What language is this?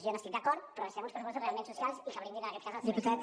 Catalan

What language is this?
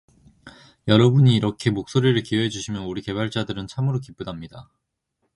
Korean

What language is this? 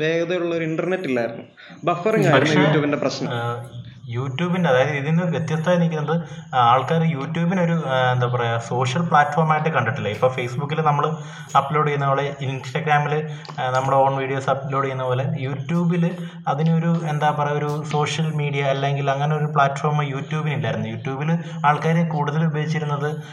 Malayalam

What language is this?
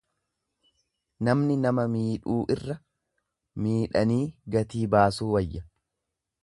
Oromo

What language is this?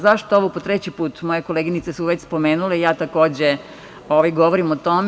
Serbian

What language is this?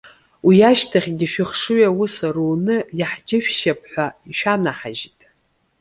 Abkhazian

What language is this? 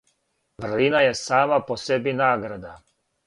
Serbian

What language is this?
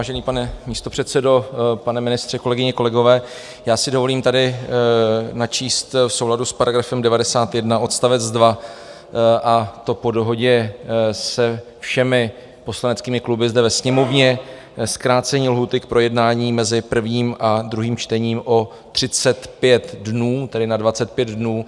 Czech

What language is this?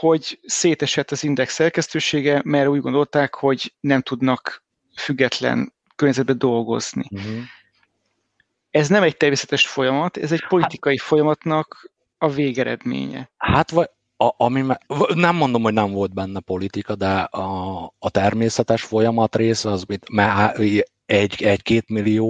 Hungarian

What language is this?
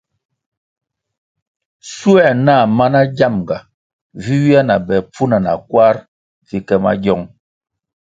Kwasio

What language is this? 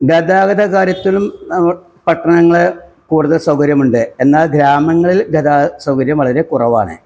Malayalam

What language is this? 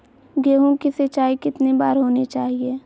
Magahi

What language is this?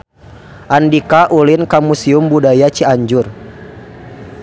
Sundanese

